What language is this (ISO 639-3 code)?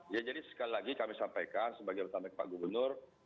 ind